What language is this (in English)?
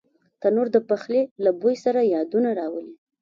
Pashto